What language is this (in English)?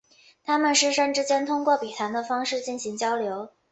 Chinese